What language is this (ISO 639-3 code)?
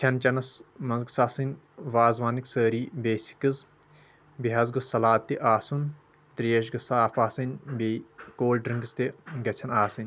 kas